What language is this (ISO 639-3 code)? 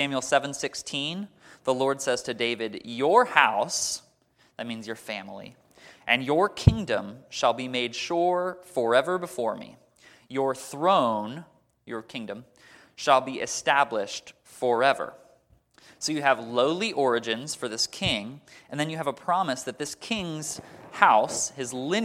eng